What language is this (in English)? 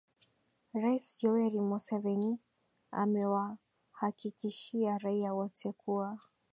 Swahili